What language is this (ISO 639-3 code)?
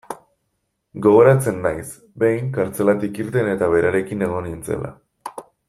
eus